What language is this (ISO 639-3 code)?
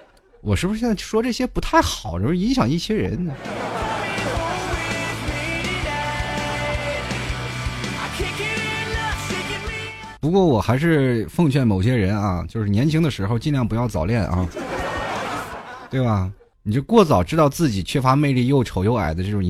zho